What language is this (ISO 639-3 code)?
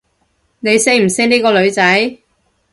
yue